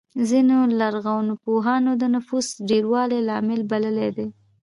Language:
Pashto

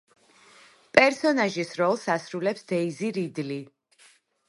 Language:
Georgian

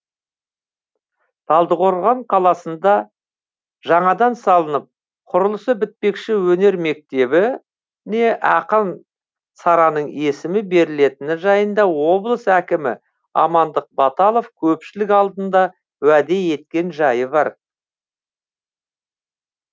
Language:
Kazakh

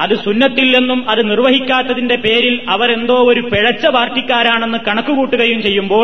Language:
Malayalam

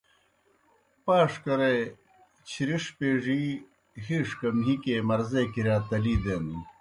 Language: Kohistani Shina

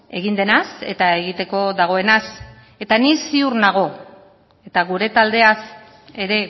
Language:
Basque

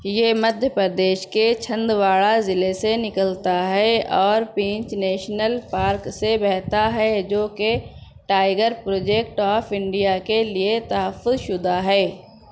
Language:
Urdu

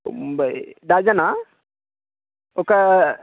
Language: Telugu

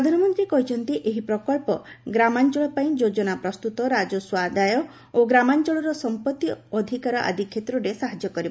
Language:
Odia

